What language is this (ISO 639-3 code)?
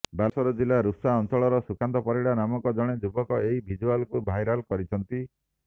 ori